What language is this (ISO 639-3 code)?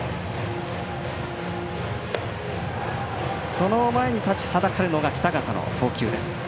jpn